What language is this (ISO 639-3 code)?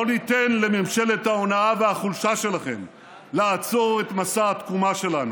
heb